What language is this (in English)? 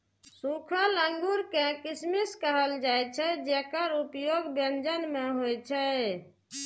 Maithili